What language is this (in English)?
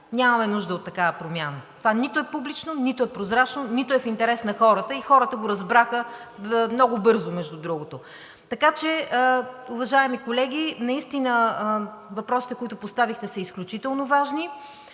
Bulgarian